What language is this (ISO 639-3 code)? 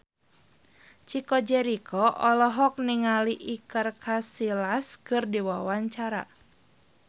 sun